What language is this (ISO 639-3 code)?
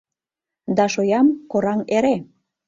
chm